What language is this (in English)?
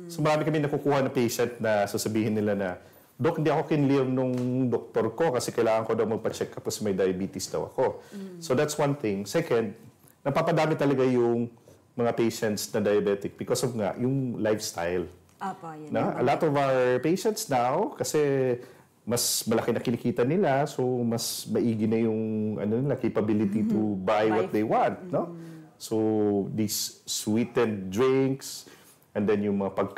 Filipino